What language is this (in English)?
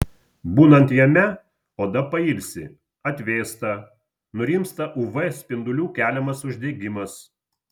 Lithuanian